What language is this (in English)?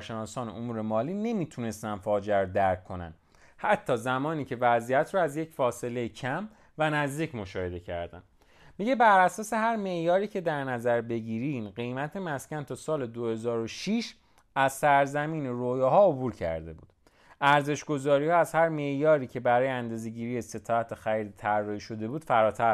Persian